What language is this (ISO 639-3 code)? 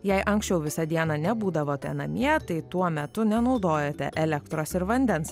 lit